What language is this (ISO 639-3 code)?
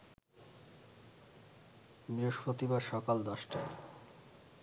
ben